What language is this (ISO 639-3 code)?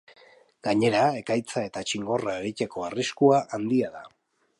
eus